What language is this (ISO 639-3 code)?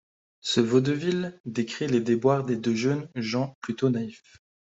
fra